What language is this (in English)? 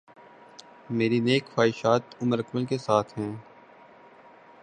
Urdu